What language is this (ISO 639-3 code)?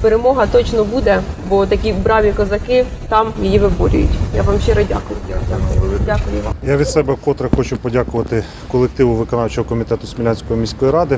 ukr